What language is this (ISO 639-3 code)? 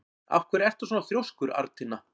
isl